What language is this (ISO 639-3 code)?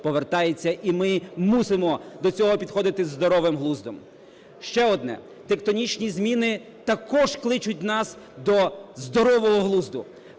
ukr